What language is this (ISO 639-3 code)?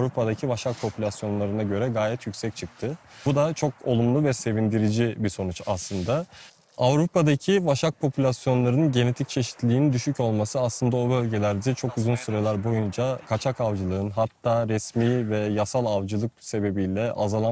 tur